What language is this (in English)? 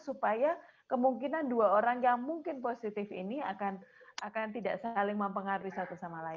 Indonesian